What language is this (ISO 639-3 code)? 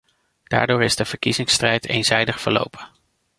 nld